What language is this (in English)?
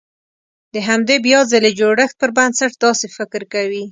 Pashto